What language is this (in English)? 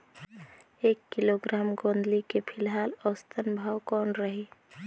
Chhattisgarhi